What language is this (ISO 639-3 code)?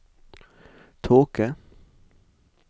nor